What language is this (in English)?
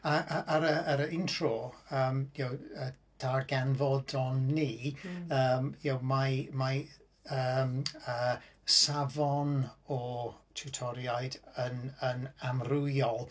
Welsh